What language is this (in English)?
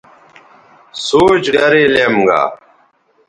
Bateri